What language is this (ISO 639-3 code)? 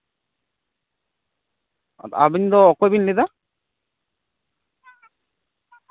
sat